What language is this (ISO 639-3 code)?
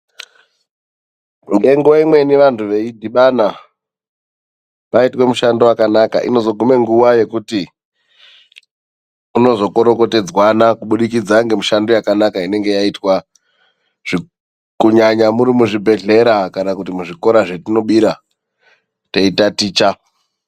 ndc